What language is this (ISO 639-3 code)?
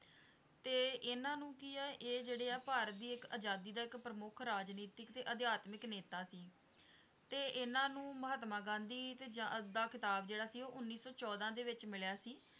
pan